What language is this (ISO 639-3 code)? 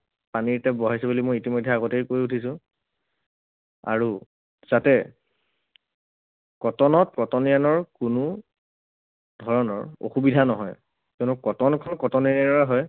asm